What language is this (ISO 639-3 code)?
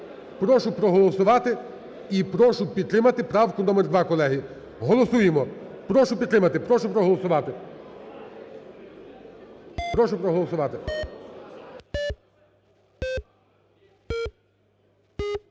ukr